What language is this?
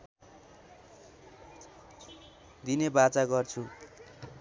Nepali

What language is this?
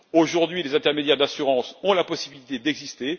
French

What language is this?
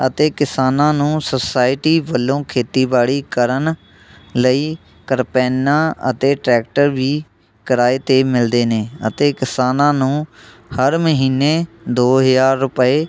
Punjabi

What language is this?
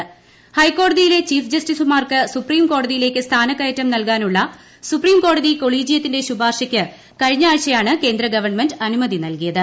Malayalam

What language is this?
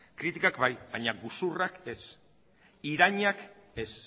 Basque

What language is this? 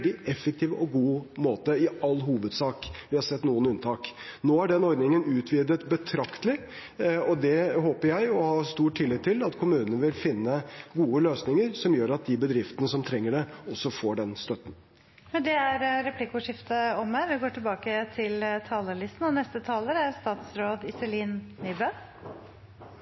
Norwegian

